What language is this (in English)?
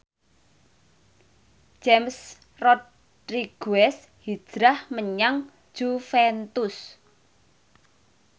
Javanese